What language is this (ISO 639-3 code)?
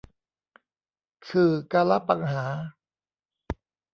tha